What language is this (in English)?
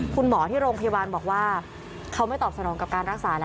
Thai